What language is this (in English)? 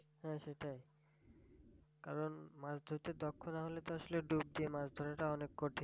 Bangla